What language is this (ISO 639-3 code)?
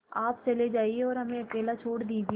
hin